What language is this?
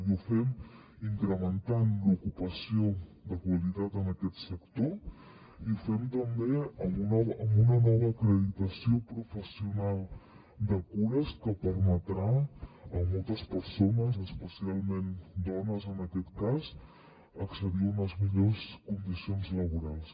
Catalan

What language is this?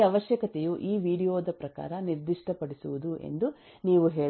Kannada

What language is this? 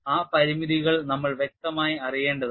Malayalam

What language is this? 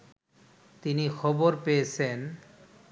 Bangla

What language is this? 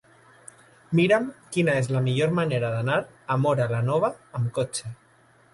Catalan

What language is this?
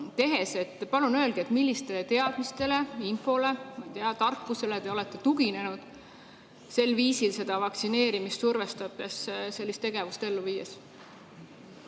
Estonian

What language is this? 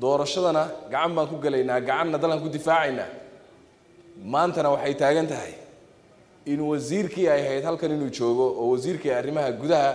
Arabic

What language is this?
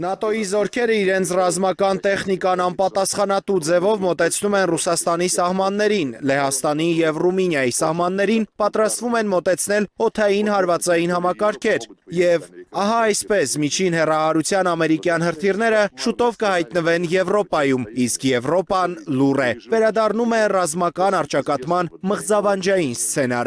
Russian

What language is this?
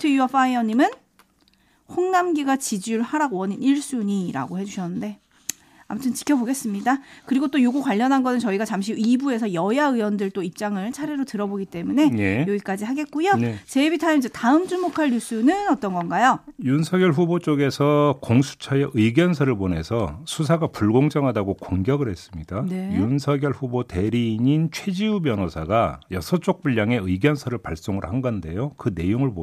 Korean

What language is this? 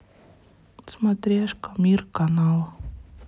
Russian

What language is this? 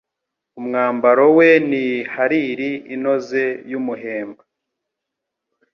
Kinyarwanda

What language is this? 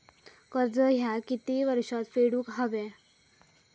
Marathi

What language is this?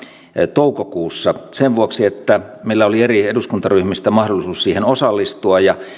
Finnish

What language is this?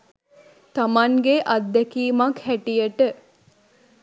Sinhala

